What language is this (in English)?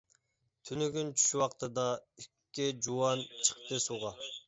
Uyghur